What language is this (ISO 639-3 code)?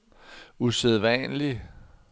dan